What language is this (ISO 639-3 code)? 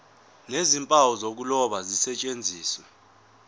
zul